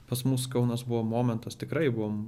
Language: Lithuanian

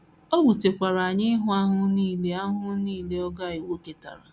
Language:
Igbo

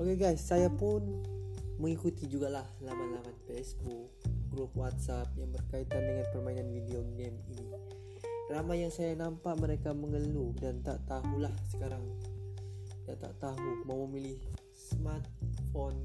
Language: Malay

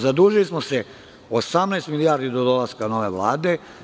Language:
Serbian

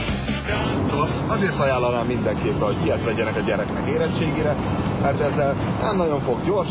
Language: Hungarian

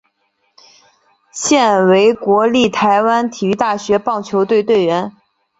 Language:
Chinese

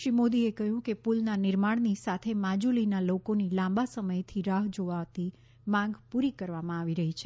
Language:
Gujarati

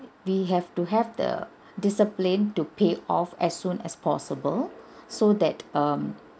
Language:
English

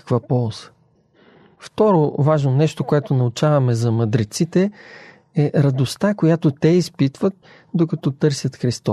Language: Bulgarian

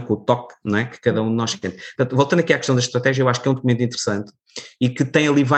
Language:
Portuguese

